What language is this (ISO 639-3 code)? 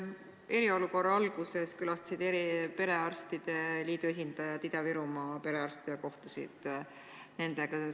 est